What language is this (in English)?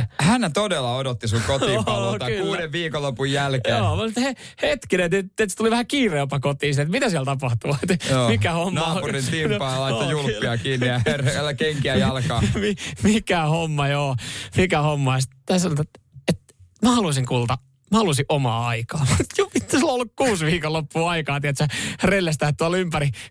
Finnish